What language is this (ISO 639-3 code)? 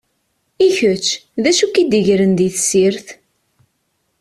kab